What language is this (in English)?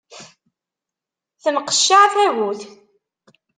Kabyle